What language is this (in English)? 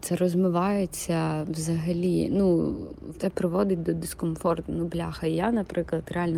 Ukrainian